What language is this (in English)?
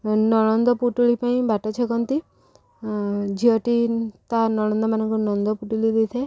Odia